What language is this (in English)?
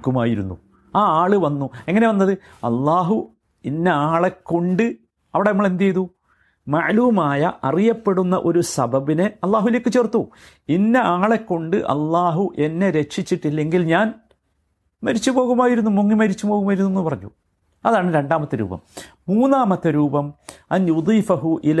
Malayalam